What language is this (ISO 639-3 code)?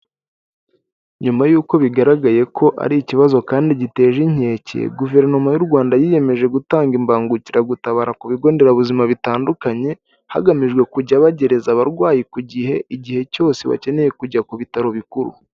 kin